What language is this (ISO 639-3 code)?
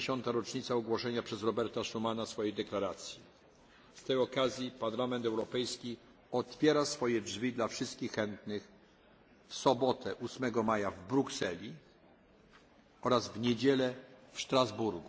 pol